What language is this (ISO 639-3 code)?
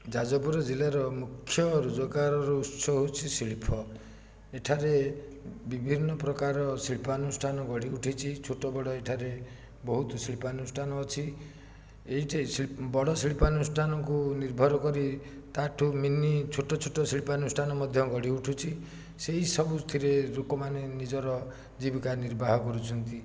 ori